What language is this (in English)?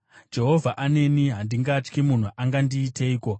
Shona